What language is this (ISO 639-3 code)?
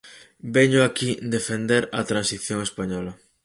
glg